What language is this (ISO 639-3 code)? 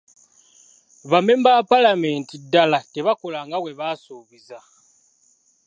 lug